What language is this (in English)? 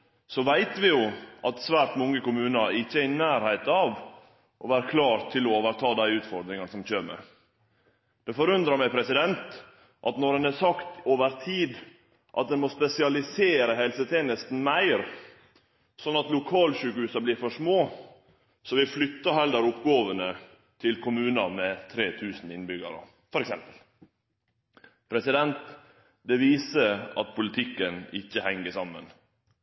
Norwegian Nynorsk